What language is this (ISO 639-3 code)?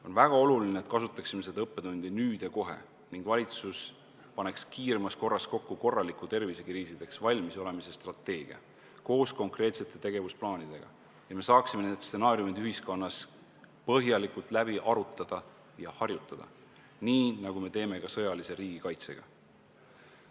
est